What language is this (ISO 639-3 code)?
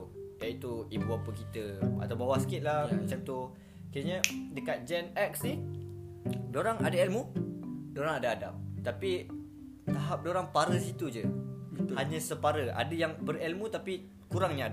msa